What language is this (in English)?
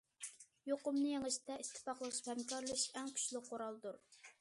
Uyghur